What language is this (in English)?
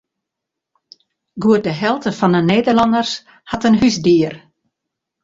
Western Frisian